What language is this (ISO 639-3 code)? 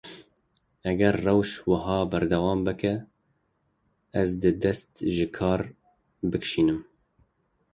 kur